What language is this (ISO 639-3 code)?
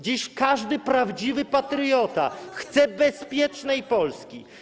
pol